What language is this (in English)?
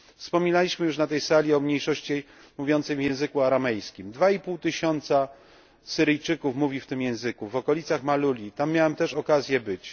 Polish